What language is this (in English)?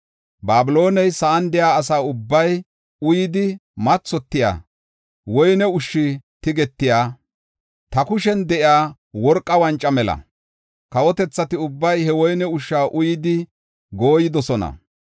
Gofa